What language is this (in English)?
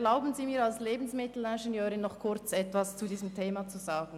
Swiss German